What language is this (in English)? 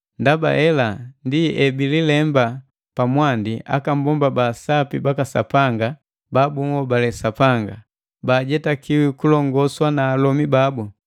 Matengo